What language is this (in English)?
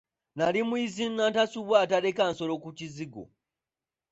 Ganda